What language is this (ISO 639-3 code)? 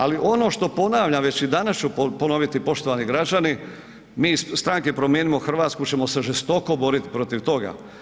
hrv